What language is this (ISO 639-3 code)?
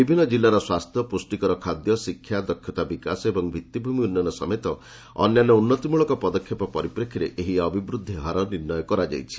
ori